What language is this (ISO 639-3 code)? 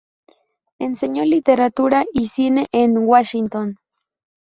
spa